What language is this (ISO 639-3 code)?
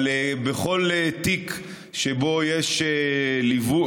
heb